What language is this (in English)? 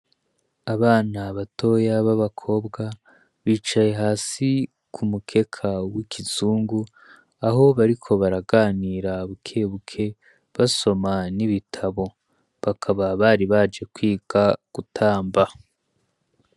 Rundi